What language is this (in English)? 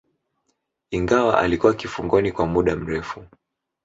Swahili